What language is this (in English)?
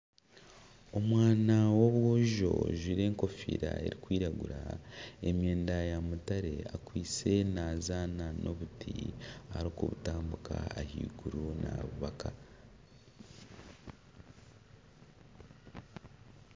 Nyankole